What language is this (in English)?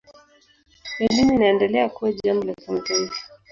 Swahili